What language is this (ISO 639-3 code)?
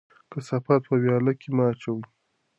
pus